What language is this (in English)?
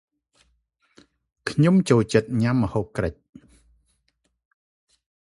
Khmer